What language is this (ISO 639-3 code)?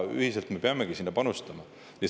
est